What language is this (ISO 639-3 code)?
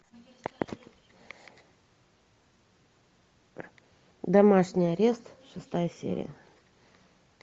rus